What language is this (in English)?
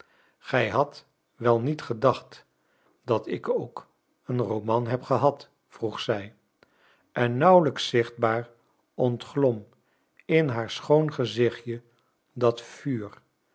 Dutch